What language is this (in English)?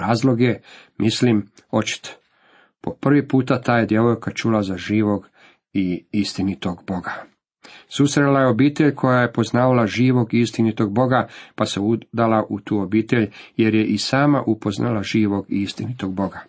Croatian